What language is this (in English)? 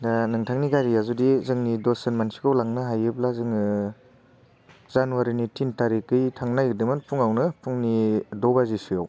Bodo